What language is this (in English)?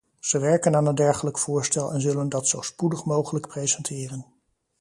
Dutch